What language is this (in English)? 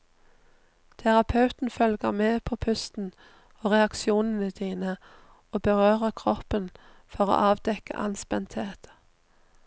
Norwegian